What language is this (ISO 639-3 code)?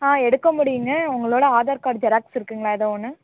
tam